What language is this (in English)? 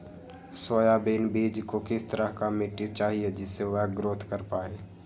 Magahi